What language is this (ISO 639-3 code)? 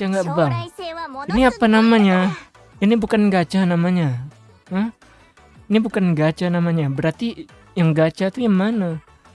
ind